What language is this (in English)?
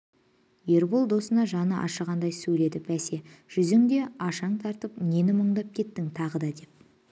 Kazakh